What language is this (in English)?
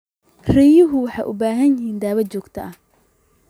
Somali